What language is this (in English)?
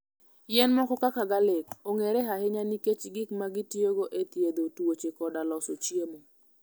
Luo (Kenya and Tanzania)